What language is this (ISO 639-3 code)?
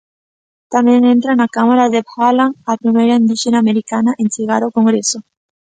glg